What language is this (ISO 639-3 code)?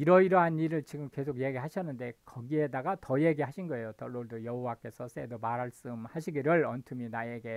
kor